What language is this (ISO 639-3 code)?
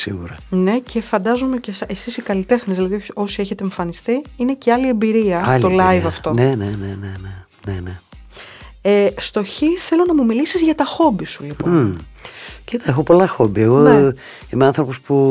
ell